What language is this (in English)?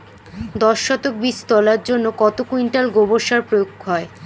Bangla